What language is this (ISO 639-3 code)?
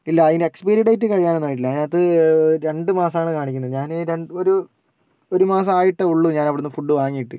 mal